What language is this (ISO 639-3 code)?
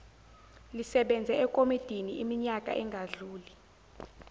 zul